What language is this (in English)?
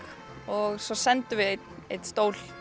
Icelandic